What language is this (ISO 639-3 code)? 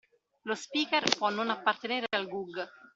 ita